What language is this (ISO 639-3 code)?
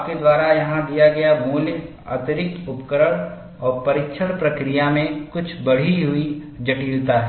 hin